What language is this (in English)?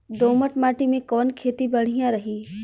Bhojpuri